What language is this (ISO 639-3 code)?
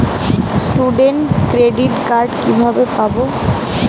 ben